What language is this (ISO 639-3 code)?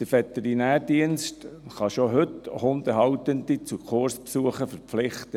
gsw